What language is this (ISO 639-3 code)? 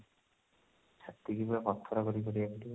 ori